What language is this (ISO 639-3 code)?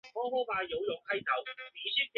zho